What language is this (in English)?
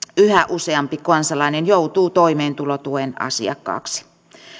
Finnish